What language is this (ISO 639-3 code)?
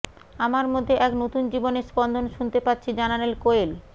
ben